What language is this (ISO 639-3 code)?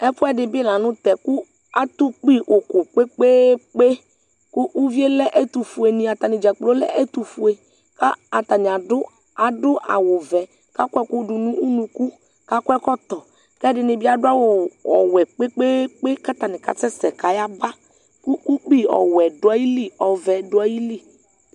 kpo